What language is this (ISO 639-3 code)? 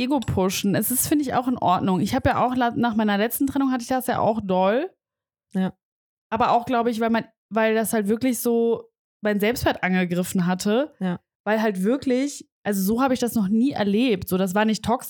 deu